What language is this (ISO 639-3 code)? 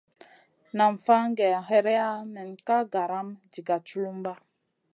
mcn